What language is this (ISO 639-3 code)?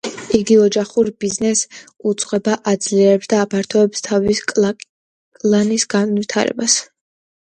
kat